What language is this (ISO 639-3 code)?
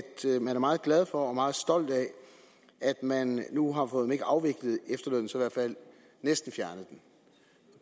dan